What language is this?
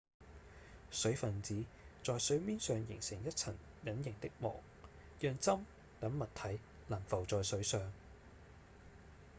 Cantonese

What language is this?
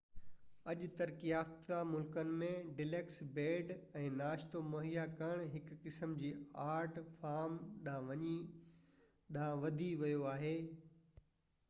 Sindhi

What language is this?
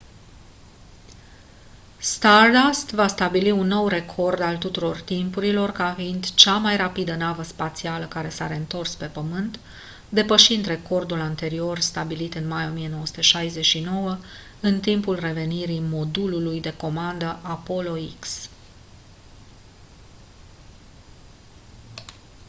Romanian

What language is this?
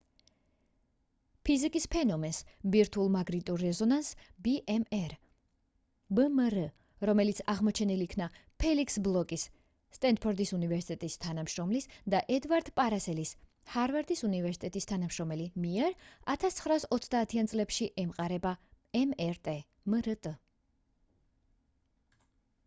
Georgian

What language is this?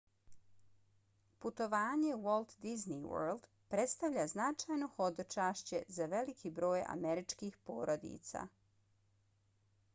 Bosnian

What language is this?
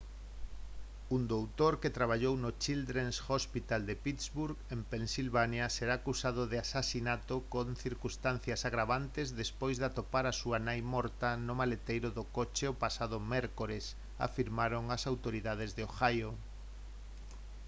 Galician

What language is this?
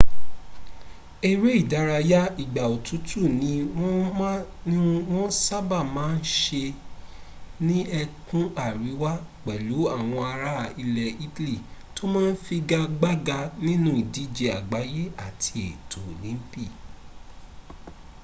Yoruba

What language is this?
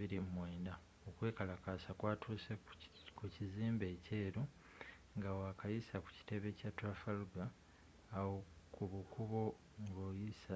Ganda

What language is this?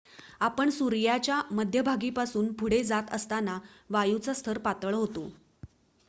Marathi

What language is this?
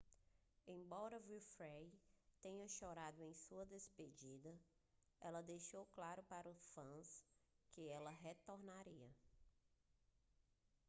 Portuguese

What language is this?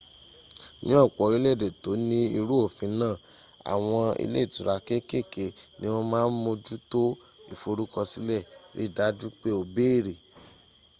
Yoruba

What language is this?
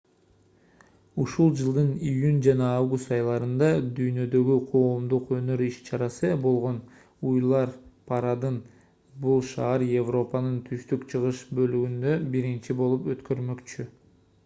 Kyrgyz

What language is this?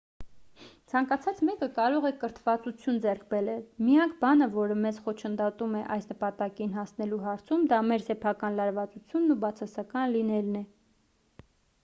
Armenian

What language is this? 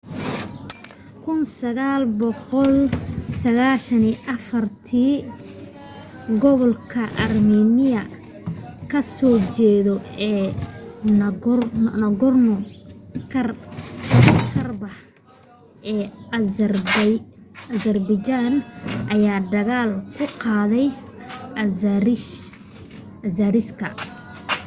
Somali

